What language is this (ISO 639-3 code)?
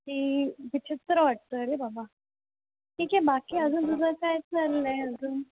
mar